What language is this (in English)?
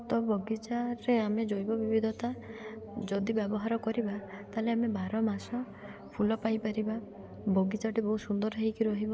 Odia